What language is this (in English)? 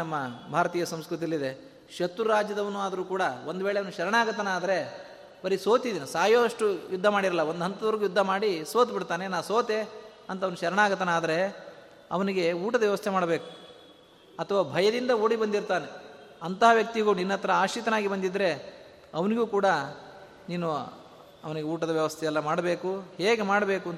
Kannada